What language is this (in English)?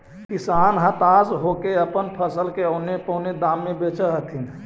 Magahi